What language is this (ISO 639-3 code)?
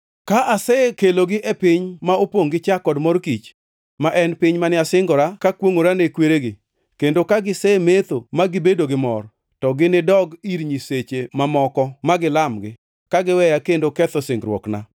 luo